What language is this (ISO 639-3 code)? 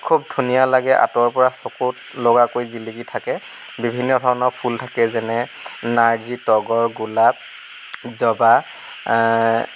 asm